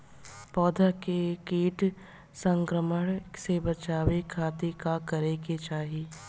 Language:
Bhojpuri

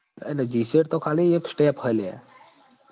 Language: Gujarati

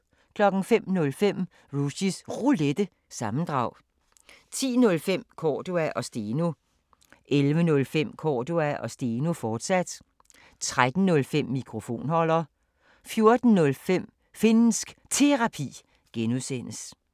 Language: Danish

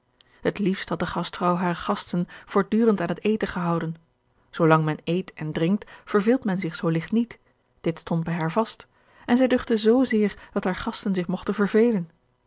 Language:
Dutch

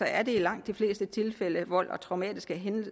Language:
Danish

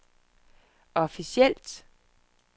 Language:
Danish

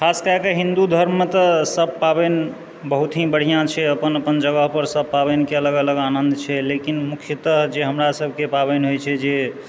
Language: Maithili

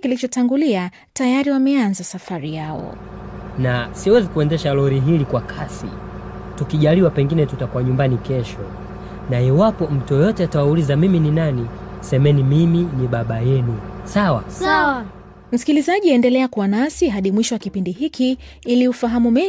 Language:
Swahili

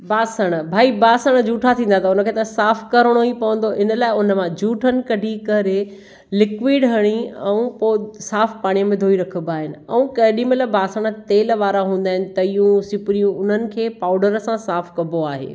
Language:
Sindhi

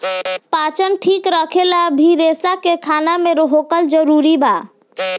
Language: Bhojpuri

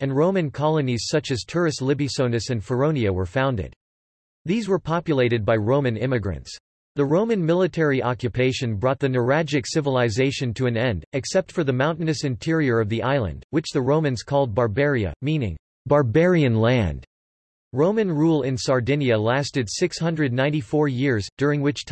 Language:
English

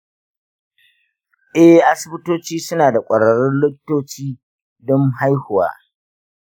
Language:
Hausa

